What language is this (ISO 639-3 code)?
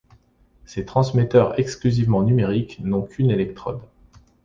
fra